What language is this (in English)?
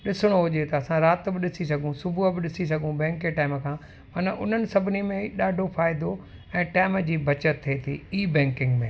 Sindhi